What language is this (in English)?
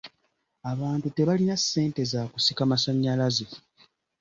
Ganda